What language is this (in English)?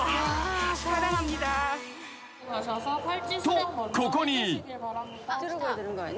Japanese